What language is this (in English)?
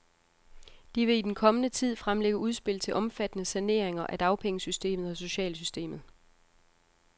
Danish